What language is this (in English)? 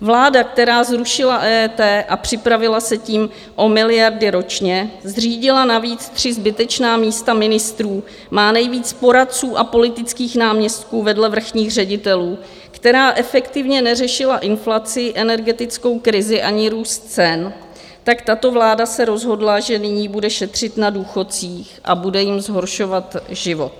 Czech